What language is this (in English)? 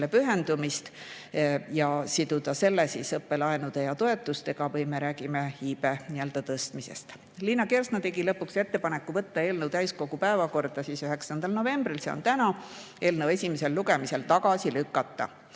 Estonian